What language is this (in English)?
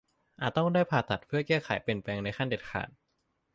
Thai